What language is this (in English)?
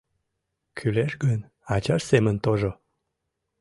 Mari